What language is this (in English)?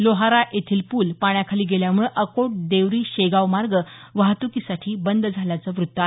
Marathi